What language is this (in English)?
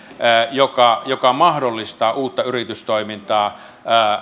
Finnish